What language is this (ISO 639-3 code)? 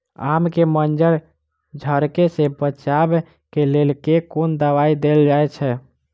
mai